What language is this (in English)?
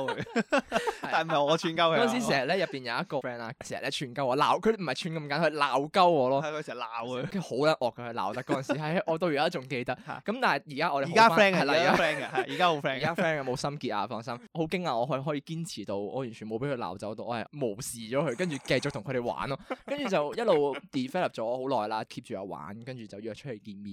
Chinese